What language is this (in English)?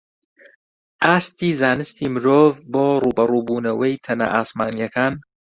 Central Kurdish